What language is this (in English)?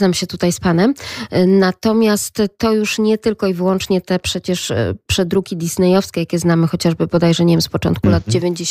Polish